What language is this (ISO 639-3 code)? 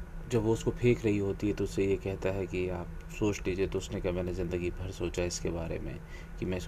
hin